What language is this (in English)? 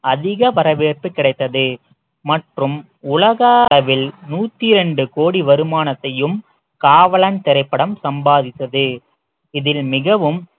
Tamil